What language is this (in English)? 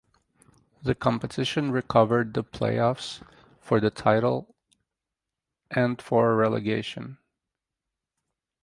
English